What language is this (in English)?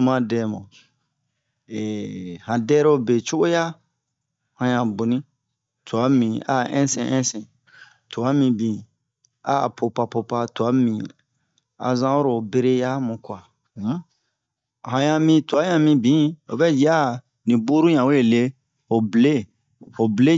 Bomu